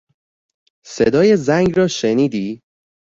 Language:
Persian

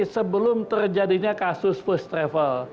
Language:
Indonesian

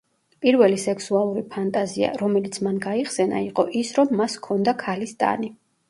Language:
Georgian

